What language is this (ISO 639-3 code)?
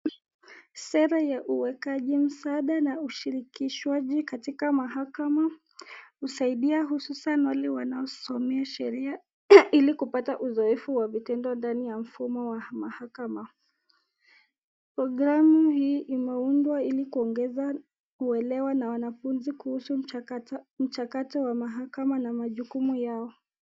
swa